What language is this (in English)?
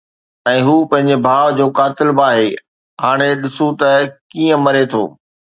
Sindhi